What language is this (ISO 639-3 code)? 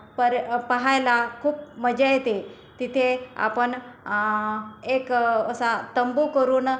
mar